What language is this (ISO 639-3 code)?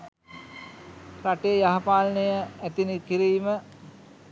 sin